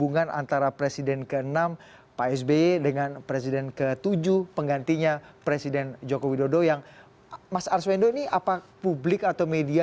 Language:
Indonesian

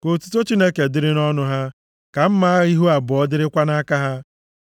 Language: Igbo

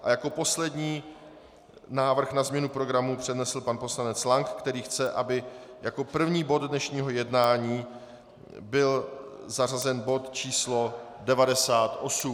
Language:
Czech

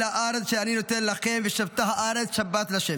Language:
Hebrew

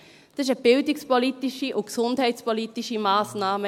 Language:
Swiss German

